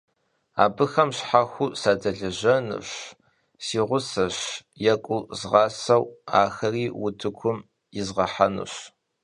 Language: Kabardian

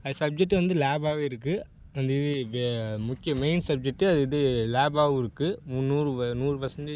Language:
Tamil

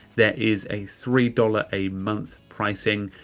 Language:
English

